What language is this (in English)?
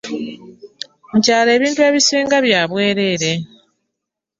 Ganda